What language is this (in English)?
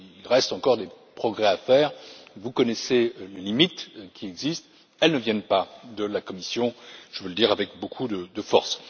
French